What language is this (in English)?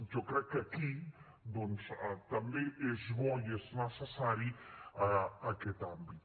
Catalan